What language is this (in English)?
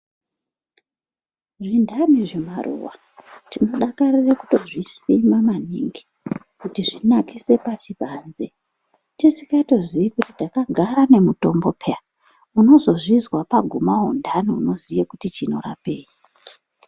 Ndau